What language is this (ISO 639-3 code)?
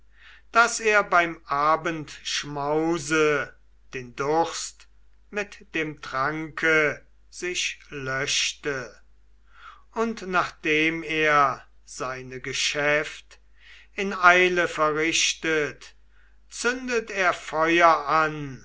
deu